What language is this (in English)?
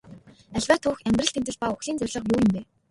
Mongolian